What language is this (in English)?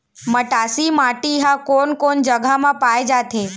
Chhattisgarhi